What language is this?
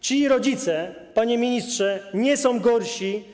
Polish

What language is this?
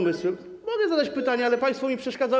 Polish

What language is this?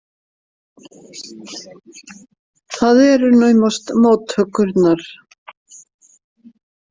Icelandic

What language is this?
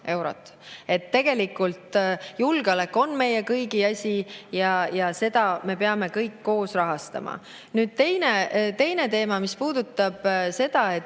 Estonian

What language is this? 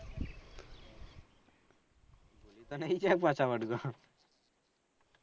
Gujarati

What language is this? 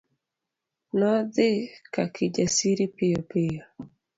Luo (Kenya and Tanzania)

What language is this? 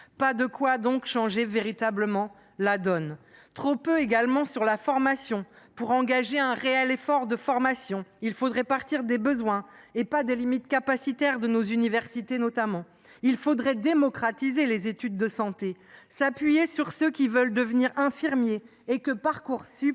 French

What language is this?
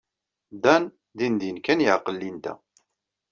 Kabyle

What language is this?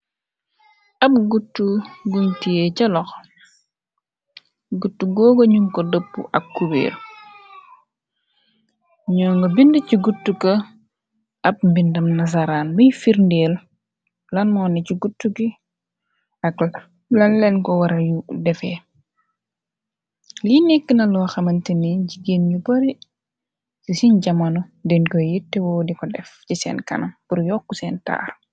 Wolof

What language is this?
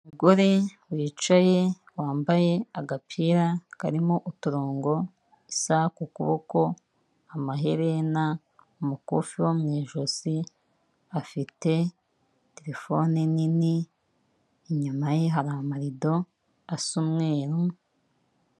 Kinyarwanda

